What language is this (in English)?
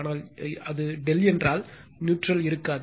Tamil